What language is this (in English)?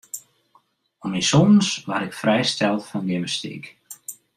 Western Frisian